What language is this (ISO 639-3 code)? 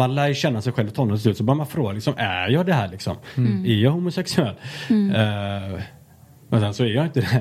swe